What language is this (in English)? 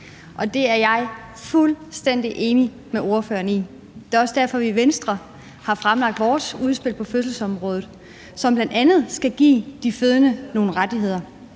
Danish